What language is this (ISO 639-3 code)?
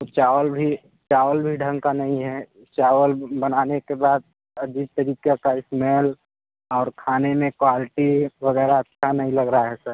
hin